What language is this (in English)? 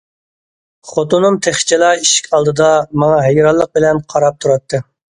Uyghur